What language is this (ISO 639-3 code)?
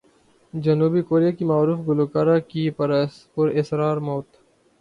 urd